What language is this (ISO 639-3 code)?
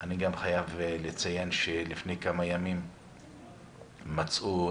heb